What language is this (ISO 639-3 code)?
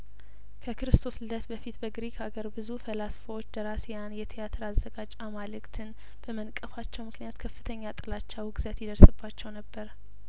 amh